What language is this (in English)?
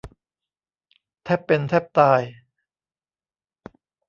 Thai